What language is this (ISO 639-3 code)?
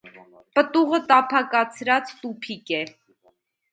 hye